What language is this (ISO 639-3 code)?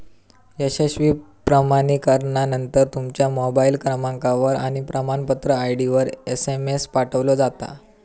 mar